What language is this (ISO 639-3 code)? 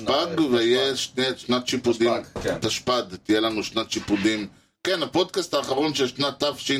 heb